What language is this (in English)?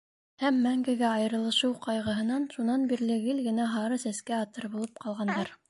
Bashkir